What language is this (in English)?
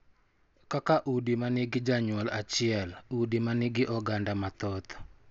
Luo (Kenya and Tanzania)